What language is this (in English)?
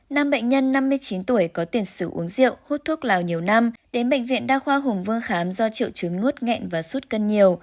Vietnamese